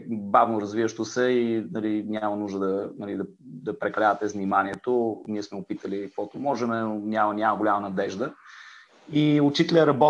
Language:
Bulgarian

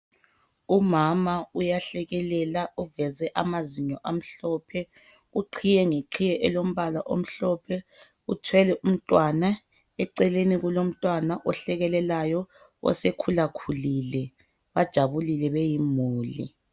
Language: North Ndebele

